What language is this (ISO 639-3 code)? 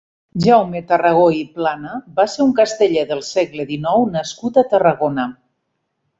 cat